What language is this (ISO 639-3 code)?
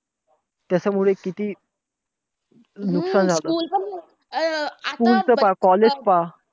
mar